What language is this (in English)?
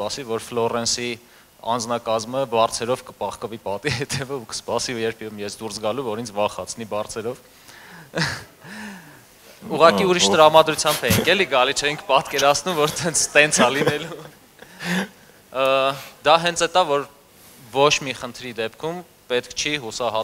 German